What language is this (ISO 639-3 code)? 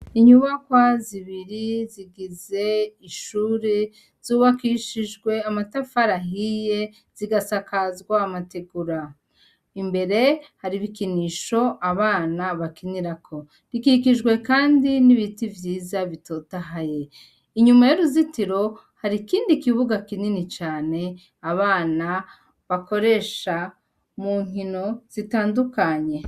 run